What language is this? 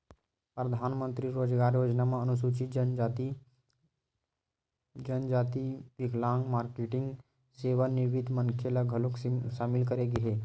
Chhattisgarhi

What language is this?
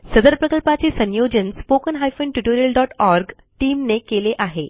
Marathi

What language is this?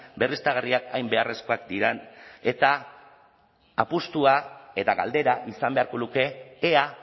Basque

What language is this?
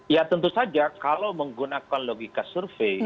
Indonesian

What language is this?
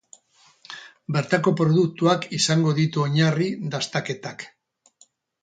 Basque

